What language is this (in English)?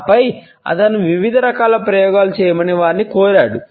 Telugu